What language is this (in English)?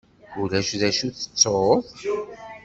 Kabyle